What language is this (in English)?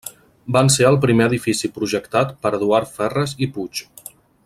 Catalan